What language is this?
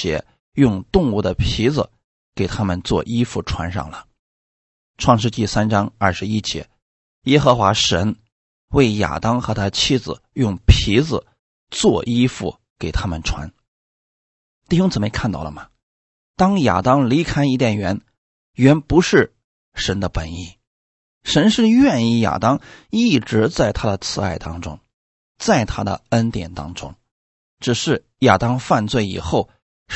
Chinese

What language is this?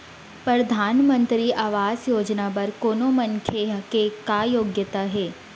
Chhattisgarhi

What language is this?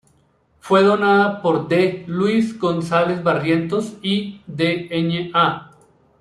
Spanish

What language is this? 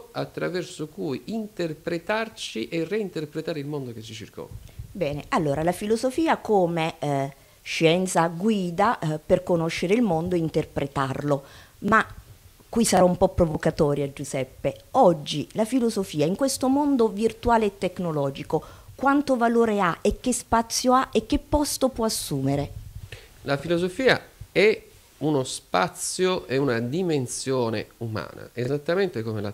Italian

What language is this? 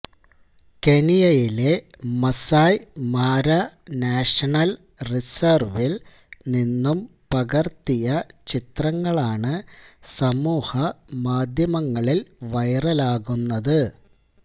Malayalam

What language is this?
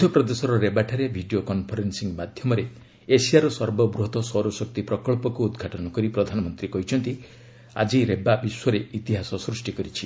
Odia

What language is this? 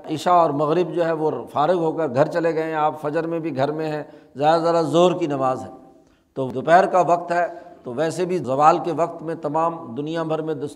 Urdu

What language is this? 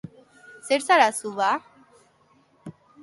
Basque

